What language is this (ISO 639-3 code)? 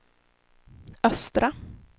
swe